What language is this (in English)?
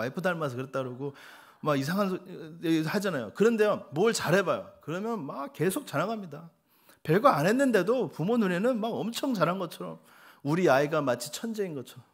Korean